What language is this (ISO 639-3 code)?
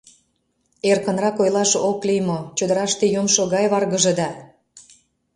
chm